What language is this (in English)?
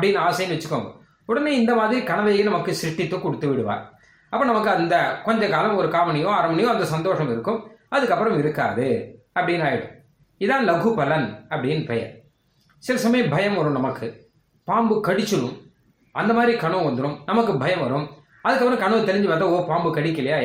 Tamil